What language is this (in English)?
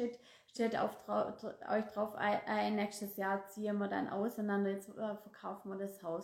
German